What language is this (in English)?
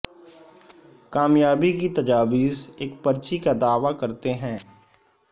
Urdu